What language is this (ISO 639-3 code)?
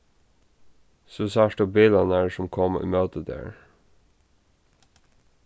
fao